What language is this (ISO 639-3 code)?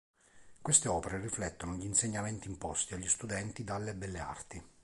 ita